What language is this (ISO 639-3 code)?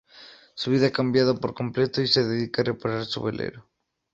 spa